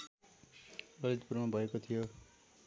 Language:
Nepali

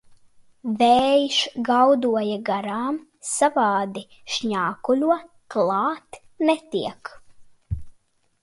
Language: Latvian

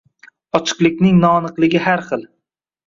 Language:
Uzbek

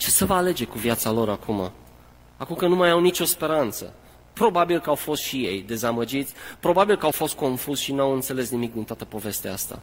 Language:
Romanian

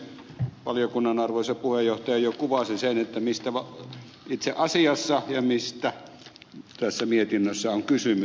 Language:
Finnish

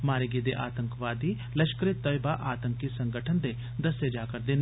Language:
Dogri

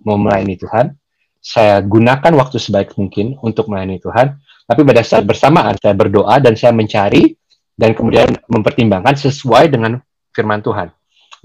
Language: Indonesian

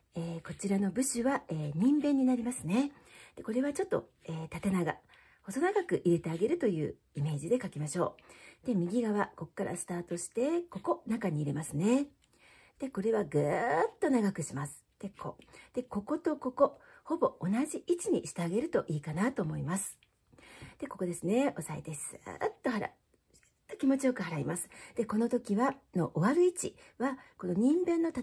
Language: Japanese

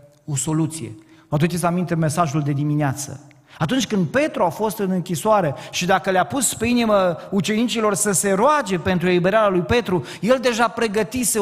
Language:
Romanian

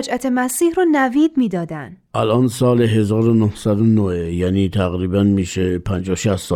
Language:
Persian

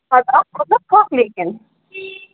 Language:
Kashmiri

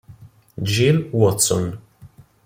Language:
Italian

